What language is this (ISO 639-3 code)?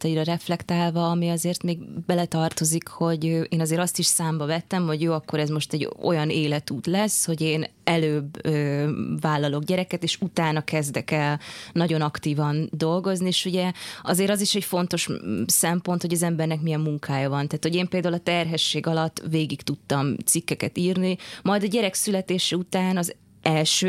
hun